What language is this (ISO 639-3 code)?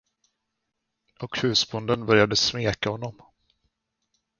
swe